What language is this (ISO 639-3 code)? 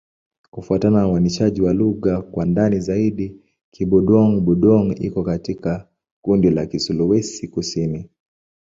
swa